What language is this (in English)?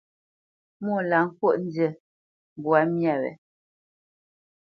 Bamenyam